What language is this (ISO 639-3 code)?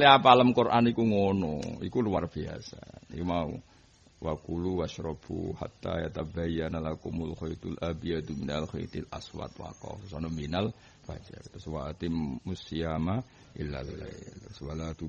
ind